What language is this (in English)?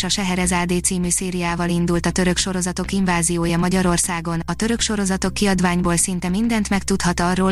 Hungarian